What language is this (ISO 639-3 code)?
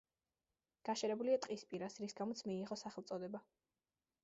kat